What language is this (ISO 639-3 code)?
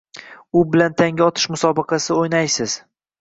uzb